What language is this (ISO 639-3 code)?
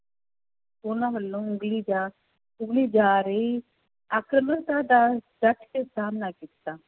pan